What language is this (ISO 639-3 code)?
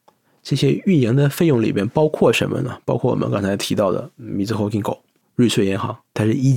zho